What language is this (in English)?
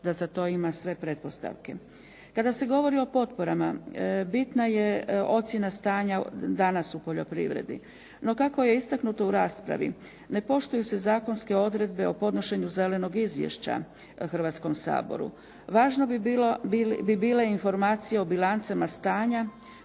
Croatian